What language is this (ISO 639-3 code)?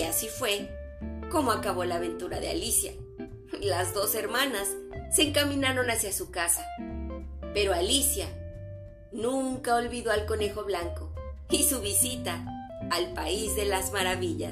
spa